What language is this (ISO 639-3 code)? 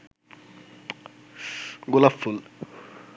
ben